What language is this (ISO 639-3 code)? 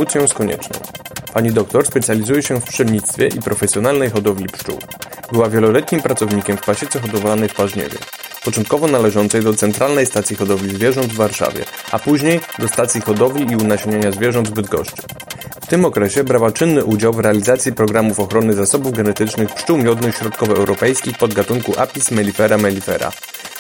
pol